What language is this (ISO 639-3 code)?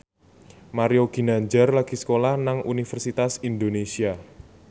jav